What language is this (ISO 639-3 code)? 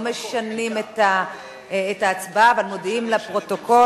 heb